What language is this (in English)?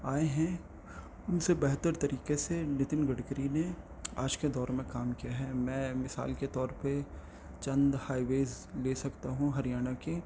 Urdu